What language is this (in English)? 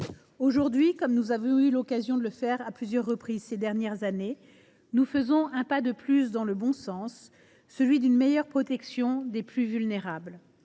French